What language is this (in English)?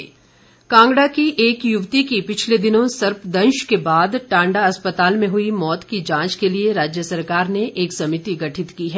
Hindi